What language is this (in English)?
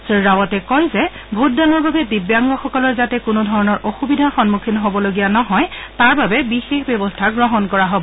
Assamese